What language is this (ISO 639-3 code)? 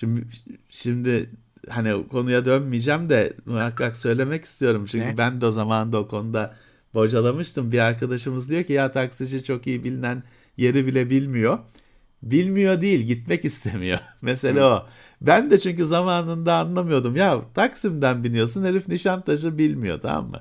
tur